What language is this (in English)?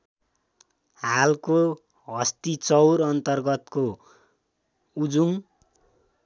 Nepali